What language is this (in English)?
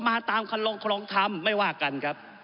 Thai